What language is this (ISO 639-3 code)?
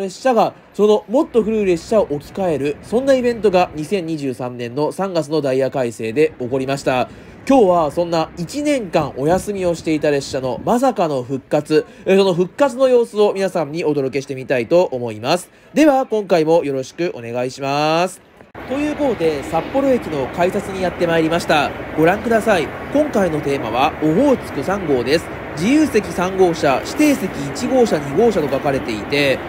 jpn